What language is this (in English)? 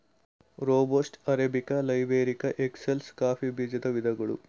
Kannada